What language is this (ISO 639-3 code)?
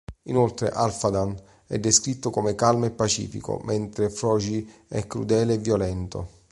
ita